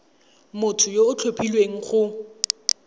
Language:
Tswana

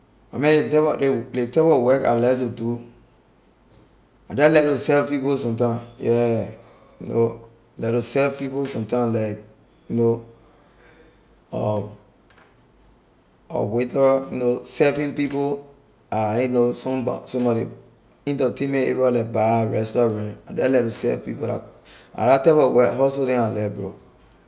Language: Liberian English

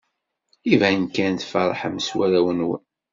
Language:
Kabyle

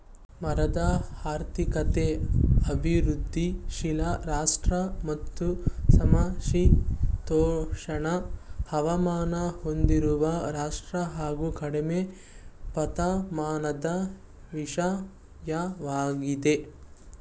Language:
Kannada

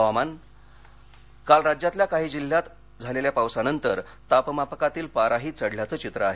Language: Marathi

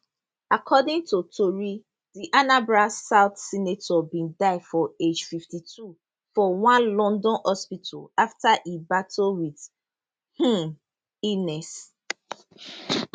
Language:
Nigerian Pidgin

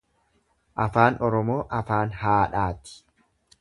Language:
Oromo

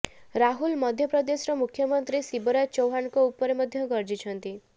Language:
Odia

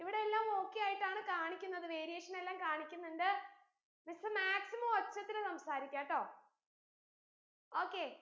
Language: Malayalam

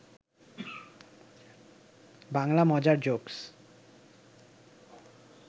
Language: Bangla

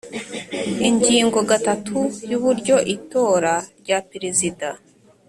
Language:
Kinyarwanda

